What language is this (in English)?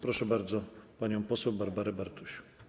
Polish